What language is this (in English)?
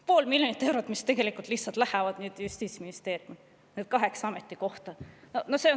Estonian